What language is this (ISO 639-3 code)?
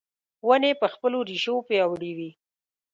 pus